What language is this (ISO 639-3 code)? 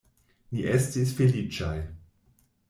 epo